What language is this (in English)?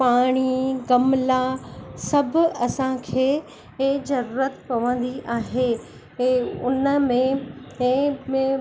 Sindhi